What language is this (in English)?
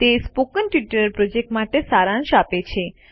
Gujarati